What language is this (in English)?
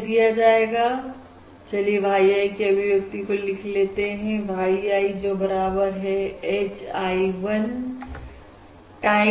Hindi